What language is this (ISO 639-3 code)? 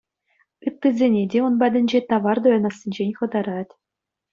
chv